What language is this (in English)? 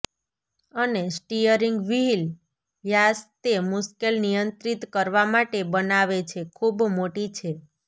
Gujarati